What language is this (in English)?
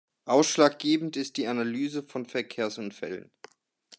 German